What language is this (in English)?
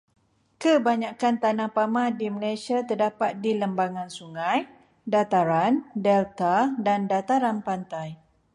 Malay